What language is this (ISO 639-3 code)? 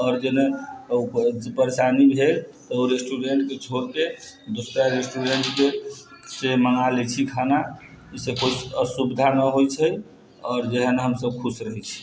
mai